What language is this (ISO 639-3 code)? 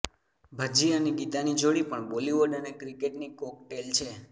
guj